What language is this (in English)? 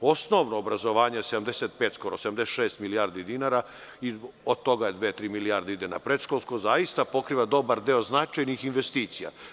Serbian